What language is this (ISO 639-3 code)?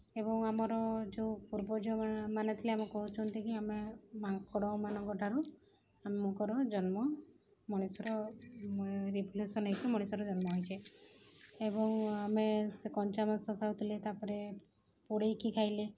ori